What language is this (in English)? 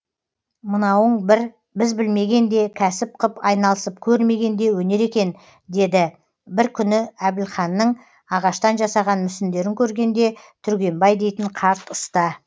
Kazakh